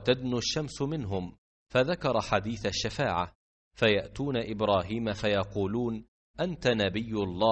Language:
Arabic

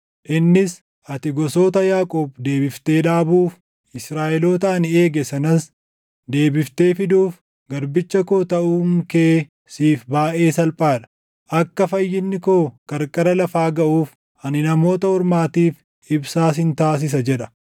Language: Oromo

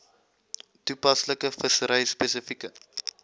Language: Afrikaans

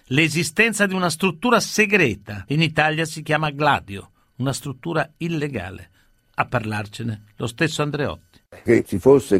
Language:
Italian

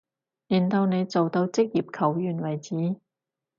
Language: Cantonese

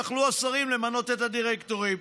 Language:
Hebrew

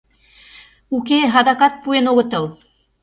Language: Mari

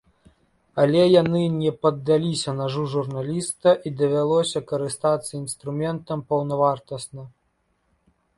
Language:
Belarusian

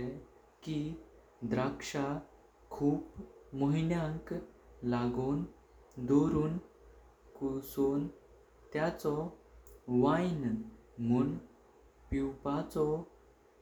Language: Konkani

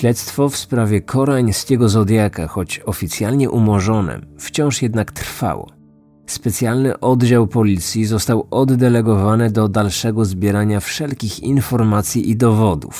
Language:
Polish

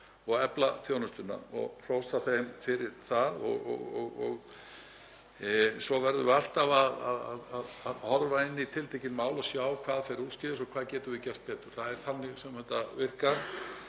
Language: Icelandic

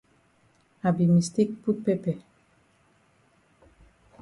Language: Cameroon Pidgin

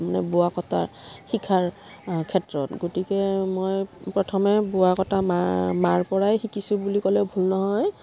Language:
Assamese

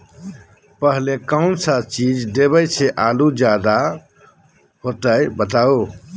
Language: Magahi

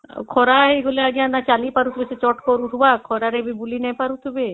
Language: Odia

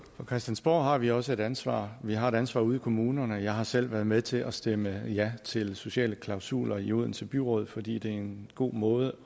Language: Danish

